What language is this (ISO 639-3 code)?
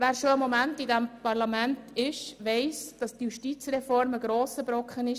gsw